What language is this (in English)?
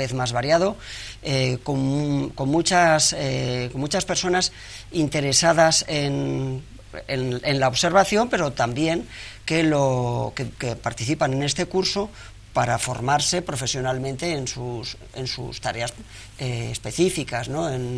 Spanish